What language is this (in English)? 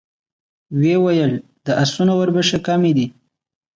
Pashto